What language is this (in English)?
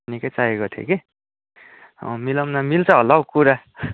Nepali